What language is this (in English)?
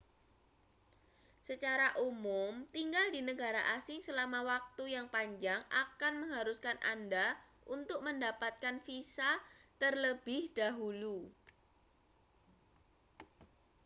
Indonesian